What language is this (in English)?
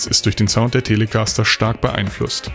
German